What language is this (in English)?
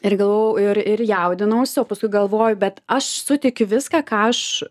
Lithuanian